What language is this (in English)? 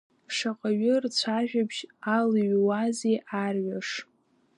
Abkhazian